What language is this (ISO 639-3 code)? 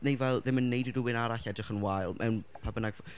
cym